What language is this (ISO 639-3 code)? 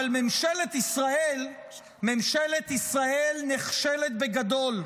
heb